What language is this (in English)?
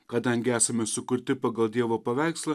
Lithuanian